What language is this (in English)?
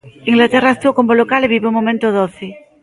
Galician